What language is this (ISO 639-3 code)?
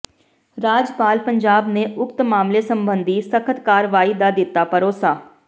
pan